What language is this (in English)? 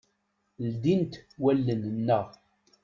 Kabyle